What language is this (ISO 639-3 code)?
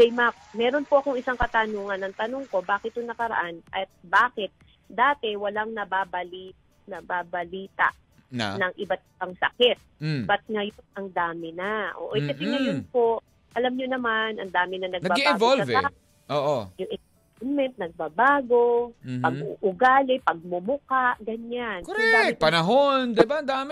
fil